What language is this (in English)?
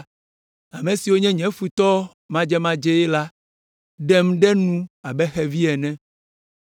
Ewe